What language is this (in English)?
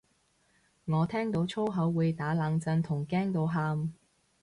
Cantonese